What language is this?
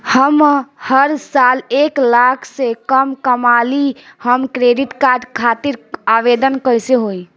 Bhojpuri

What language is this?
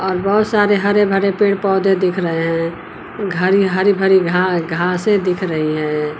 Hindi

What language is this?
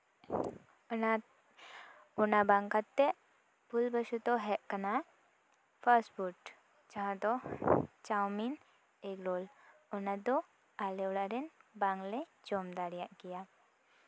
Santali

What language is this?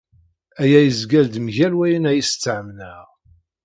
Kabyle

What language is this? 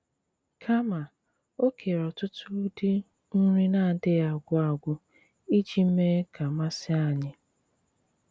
Igbo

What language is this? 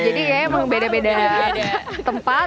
Indonesian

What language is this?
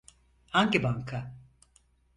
Turkish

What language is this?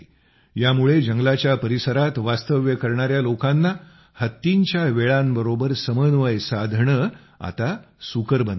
Marathi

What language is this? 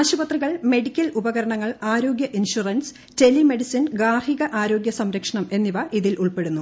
Malayalam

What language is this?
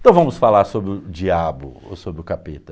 Portuguese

